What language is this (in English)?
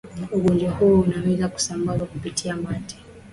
Swahili